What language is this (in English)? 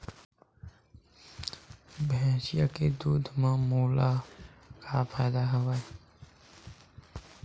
Chhattisgarhi